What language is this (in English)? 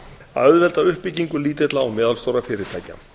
Icelandic